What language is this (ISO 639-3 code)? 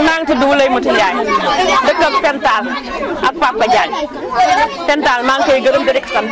tha